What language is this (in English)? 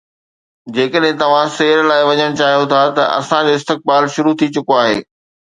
Sindhi